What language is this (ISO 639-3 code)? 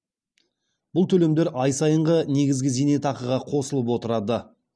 kaz